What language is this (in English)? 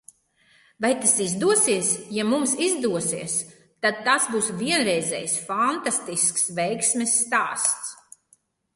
Latvian